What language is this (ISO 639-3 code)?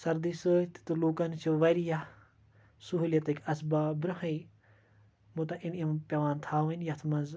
kas